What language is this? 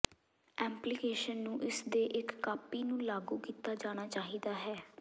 Punjabi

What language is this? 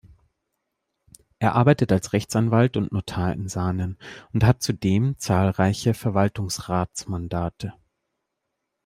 German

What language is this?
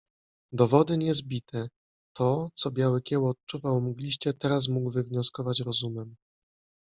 Polish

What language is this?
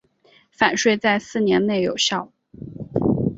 Chinese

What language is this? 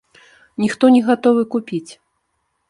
Belarusian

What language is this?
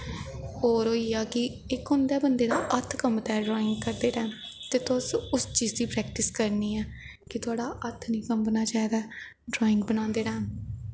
Dogri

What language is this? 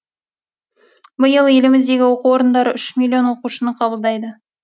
Kazakh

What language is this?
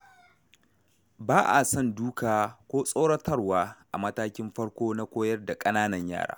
Hausa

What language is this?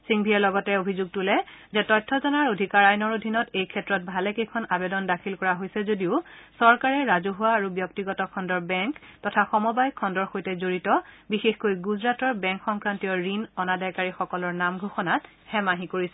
Assamese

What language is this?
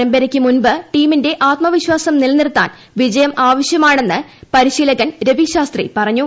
Malayalam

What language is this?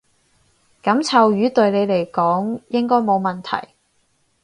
Cantonese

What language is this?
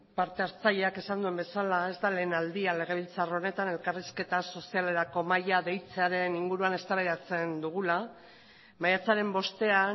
Basque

